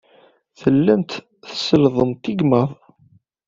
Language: Kabyle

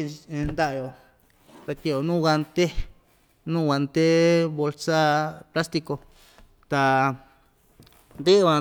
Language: Ixtayutla Mixtec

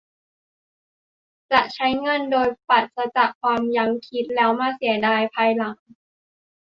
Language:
Thai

